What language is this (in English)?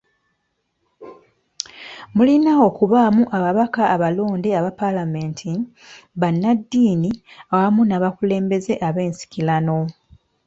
Ganda